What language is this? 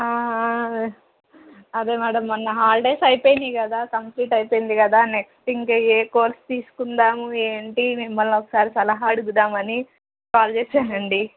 Telugu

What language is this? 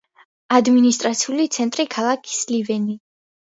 Georgian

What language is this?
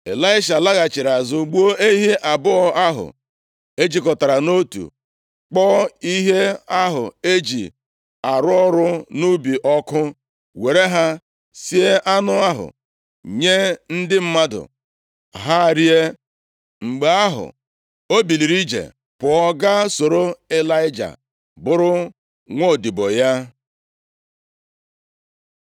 Igbo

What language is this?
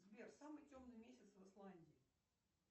Russian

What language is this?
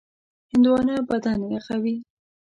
Pashto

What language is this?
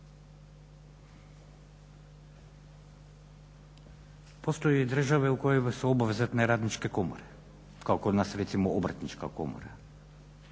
Croatian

